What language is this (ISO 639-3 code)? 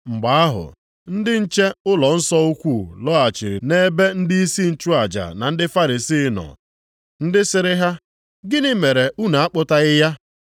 ibo